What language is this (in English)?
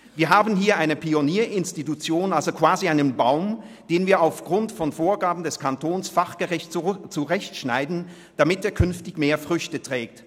Swiss German